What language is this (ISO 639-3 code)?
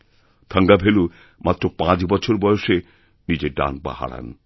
ben